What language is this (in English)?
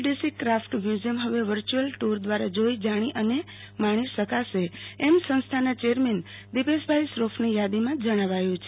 Gujarati